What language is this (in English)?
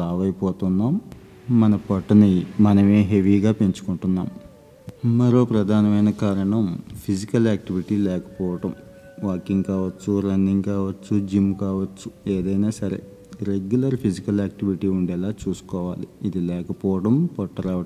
Telugu